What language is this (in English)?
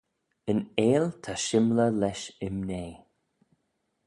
Manx